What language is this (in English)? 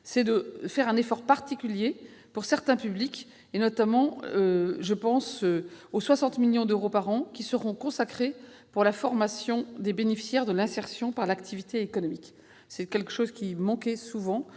French